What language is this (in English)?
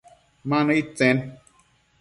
Matsés